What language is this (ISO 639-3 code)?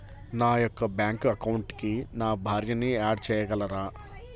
tel